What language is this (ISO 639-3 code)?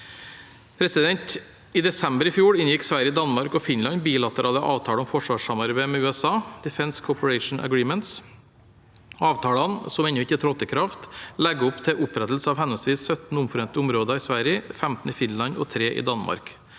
nor